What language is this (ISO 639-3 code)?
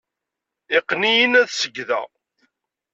kab